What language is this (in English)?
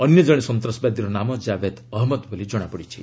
Odia